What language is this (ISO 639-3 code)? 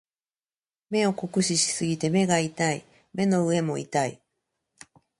jpn